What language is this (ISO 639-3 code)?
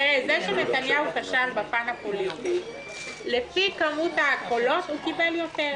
heb